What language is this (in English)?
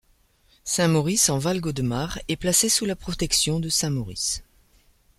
French